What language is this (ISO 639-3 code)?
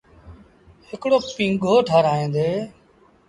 sbn